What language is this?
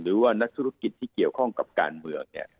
Thai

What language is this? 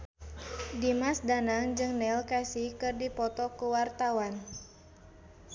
Sundanese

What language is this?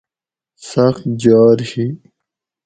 Gawri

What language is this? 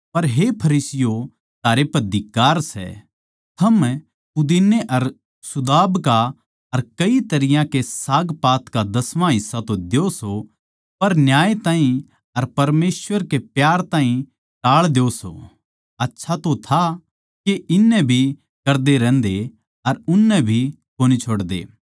Haryanvi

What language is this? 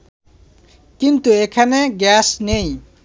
Bangla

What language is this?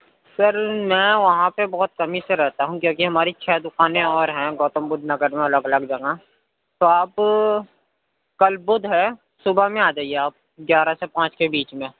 Urdu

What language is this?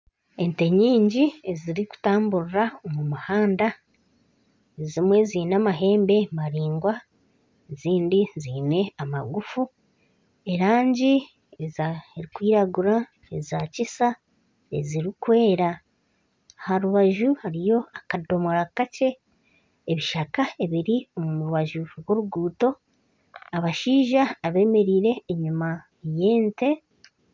Nyankole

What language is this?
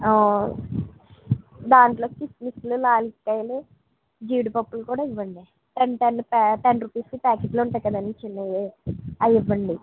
Telugu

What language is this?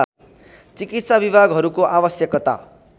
Nepali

